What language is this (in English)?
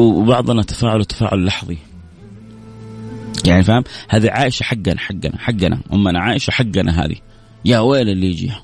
Arabic